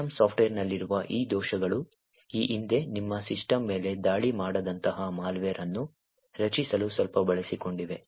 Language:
Kannada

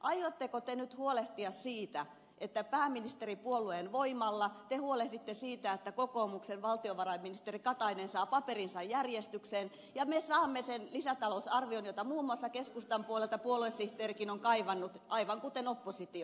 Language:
Finnish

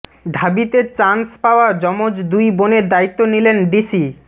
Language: Bangla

